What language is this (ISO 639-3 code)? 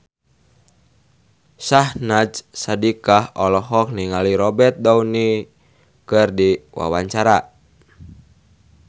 sun